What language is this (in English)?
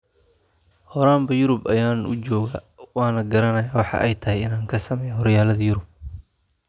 Somali